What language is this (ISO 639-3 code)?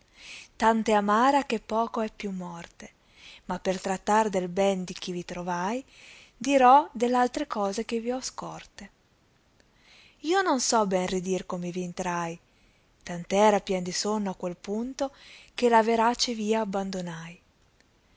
ita